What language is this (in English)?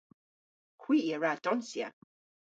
Cornish